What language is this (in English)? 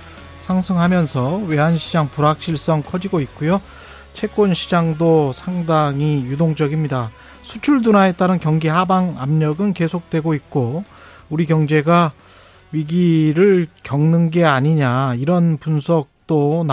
Korean